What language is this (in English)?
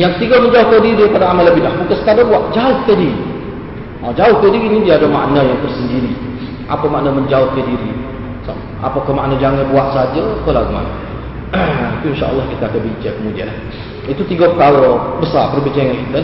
Malay